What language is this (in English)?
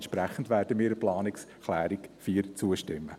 Swiss German